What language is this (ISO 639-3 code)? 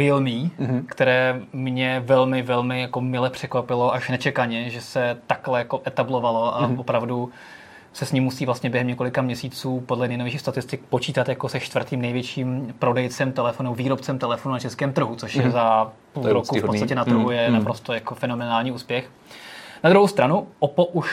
ces